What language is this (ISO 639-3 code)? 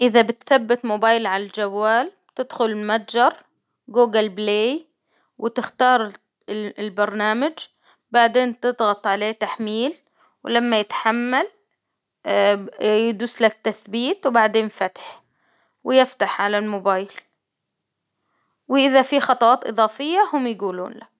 acw